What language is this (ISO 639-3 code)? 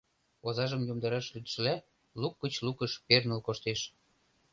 chm